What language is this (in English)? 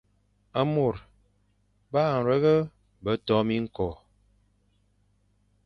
Fang